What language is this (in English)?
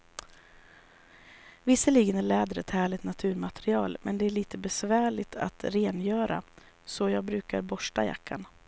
Swedish